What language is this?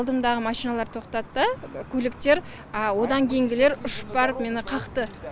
Kazakh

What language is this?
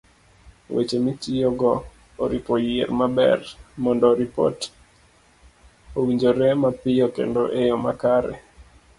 Luo (Kenya and Tanzania)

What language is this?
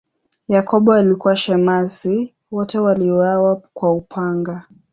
Swahili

